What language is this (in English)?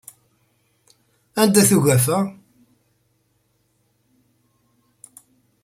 Kabyle